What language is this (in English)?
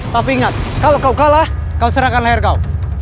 Indonesian